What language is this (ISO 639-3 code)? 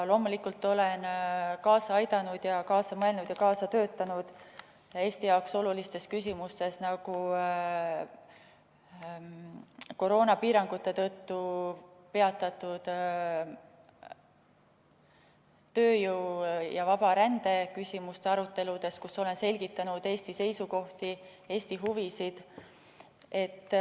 est